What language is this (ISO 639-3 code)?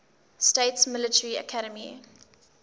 eng